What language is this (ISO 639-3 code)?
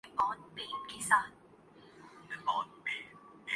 urd